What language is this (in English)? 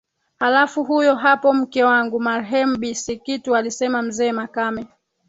Swahili